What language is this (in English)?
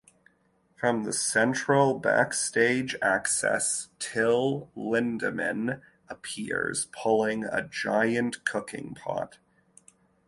English